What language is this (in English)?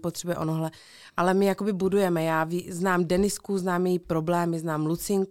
Czech